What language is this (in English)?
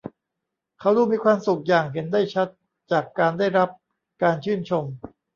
Thai